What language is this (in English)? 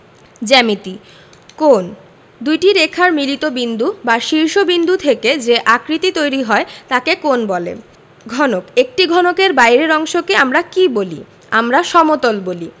Bangla